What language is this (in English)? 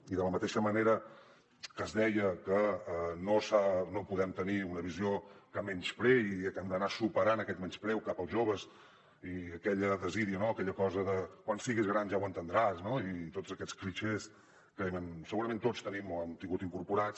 Catalan